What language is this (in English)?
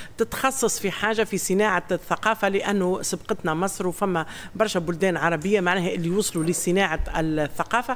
Arabic